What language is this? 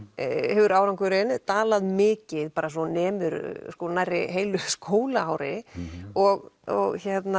Icelandic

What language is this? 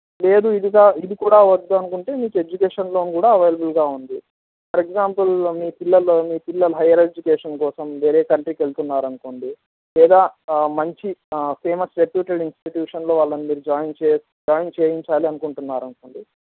Telugu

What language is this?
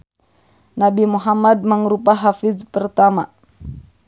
Sundanese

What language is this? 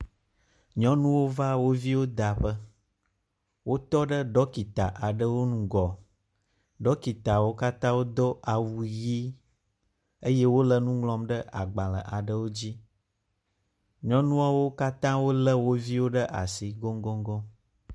Ewe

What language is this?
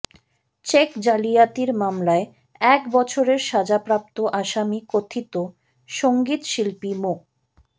Bangla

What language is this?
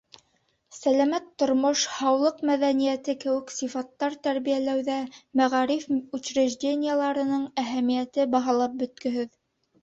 Bashkir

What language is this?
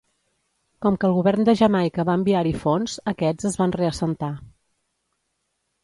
Catalan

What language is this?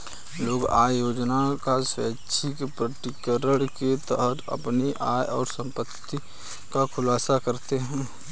Hindi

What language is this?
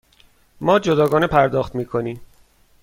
Persian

